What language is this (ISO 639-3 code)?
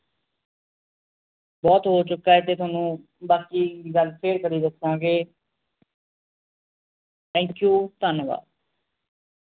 pan